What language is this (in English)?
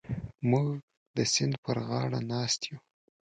Pashto